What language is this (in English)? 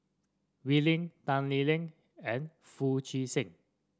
English